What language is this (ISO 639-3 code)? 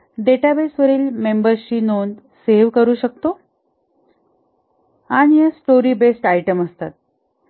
mar